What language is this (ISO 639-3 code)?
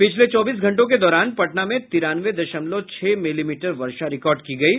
hin